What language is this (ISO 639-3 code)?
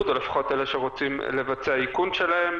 heb